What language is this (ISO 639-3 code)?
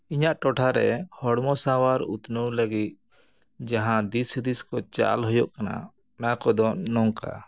sat